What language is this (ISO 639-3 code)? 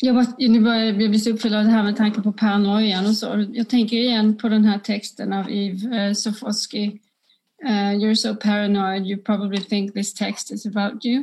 swe